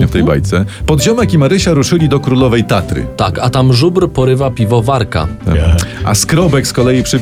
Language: Polish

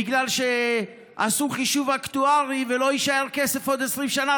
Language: Hebrew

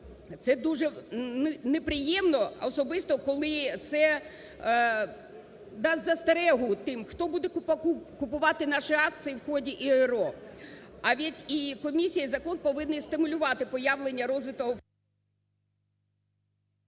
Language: Ukrainian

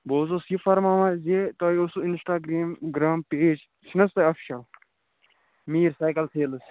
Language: Kashmiri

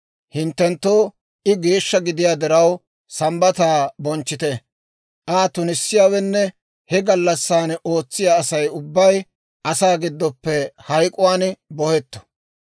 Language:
Dawro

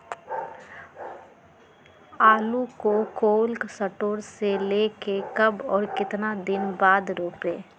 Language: Magahi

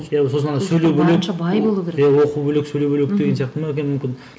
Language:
Kazakh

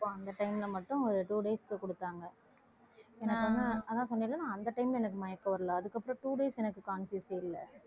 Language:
Tamil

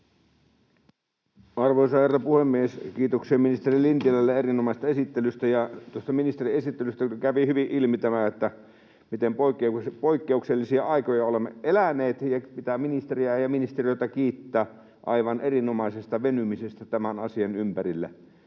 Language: Finnish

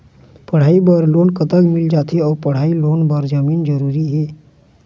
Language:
Chhattisgarhi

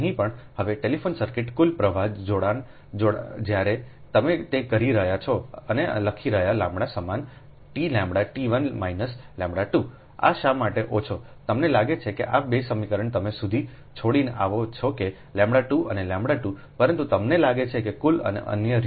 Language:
Gujarati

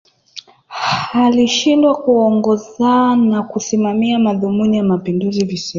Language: Swahili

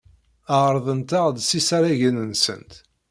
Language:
Kabyle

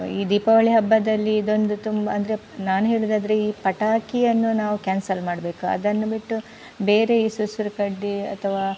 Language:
Kannada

